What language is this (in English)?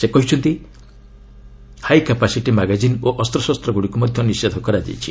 Odia